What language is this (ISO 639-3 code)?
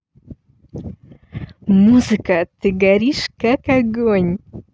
rus